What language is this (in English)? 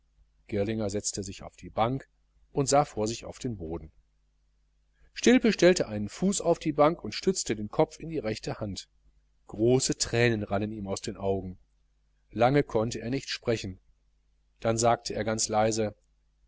German